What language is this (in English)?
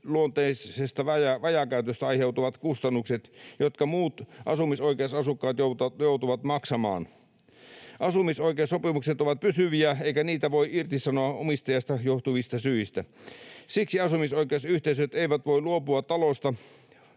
Finnish